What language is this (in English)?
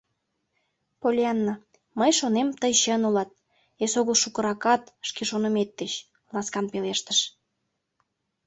Mari